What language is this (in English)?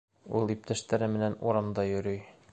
Bashkir